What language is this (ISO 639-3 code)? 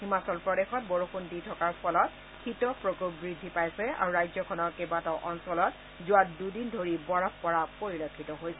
asm